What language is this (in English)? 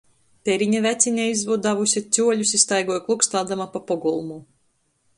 Latgalian